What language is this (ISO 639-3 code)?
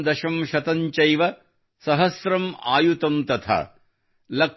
kan